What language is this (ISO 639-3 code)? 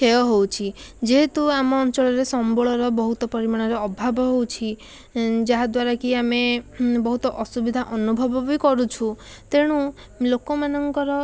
ori